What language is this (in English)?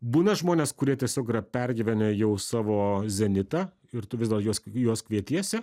Lithuanian